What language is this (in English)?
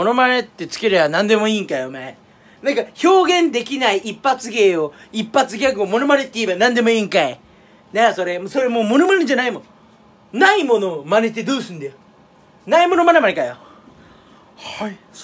Japanese